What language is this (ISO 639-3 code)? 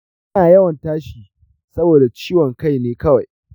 hau